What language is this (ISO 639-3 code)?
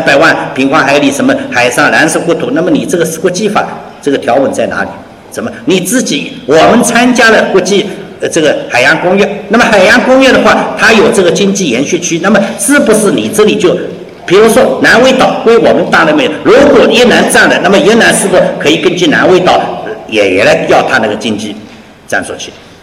zho